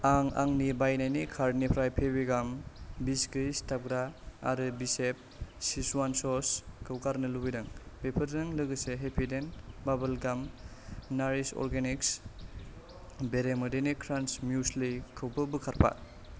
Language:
Bodo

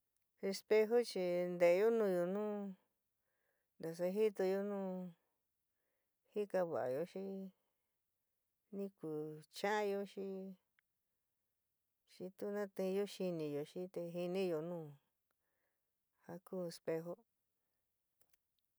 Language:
San Miguel El Grande Mixtec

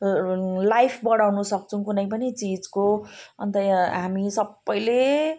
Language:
Nepali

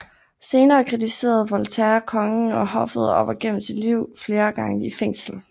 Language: Danish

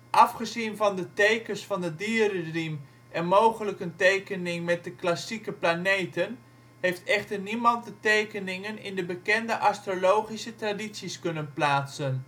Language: Dutch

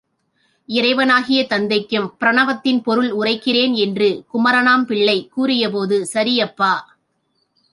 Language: Tamil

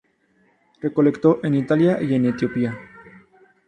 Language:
Spanish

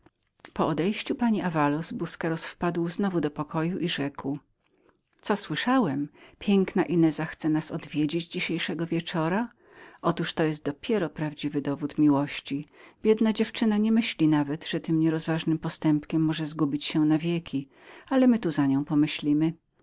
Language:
Polish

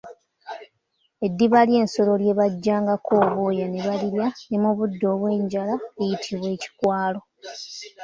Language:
Ganda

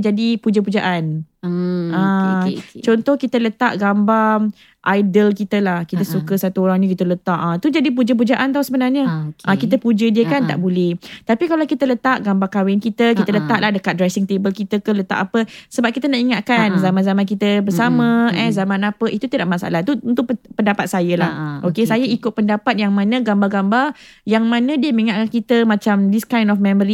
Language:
Malay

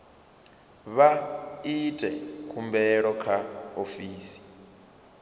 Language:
Venda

